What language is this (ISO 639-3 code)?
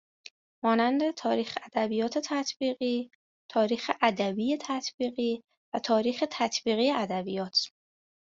fas